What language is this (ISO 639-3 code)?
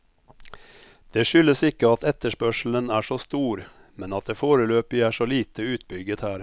nor